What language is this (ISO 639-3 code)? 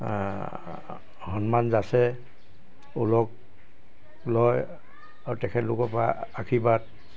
asm